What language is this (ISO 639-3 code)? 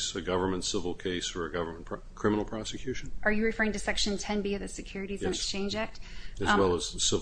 eng